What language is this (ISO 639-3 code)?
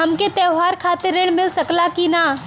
bho